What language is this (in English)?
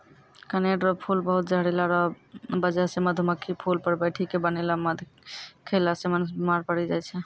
Maithili